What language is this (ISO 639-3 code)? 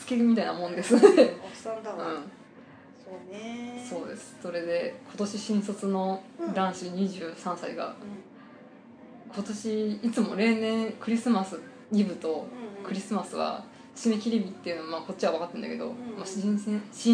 jpn